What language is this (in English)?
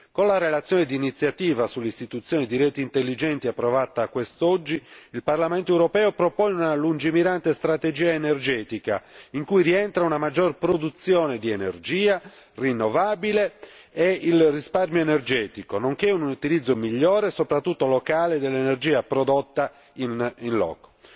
Italian